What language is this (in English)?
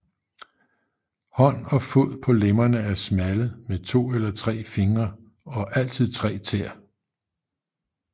Danish